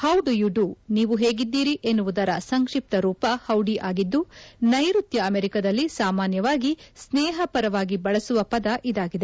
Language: Kannada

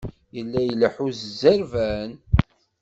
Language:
Kabyle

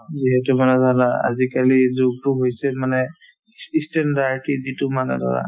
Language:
Assamese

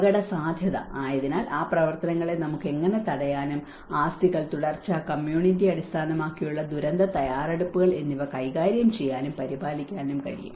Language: Malayalam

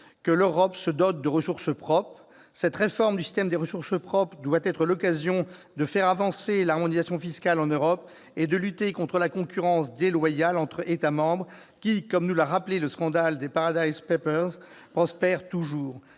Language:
French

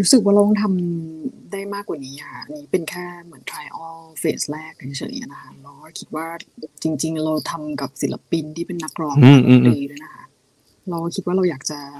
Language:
Thai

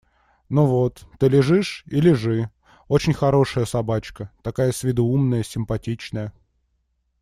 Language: Russian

